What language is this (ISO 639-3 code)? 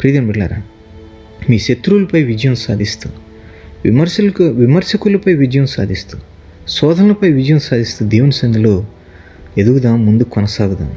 tel